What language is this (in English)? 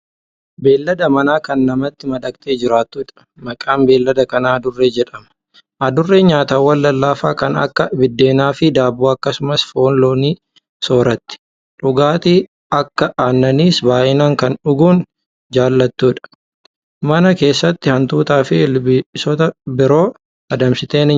Oromo